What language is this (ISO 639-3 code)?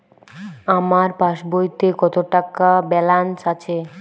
ben